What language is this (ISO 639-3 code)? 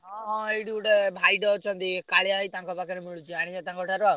ori